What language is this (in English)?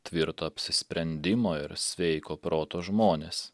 Lithuanian